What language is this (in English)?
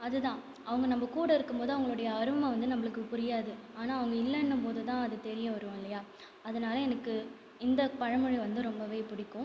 Tamil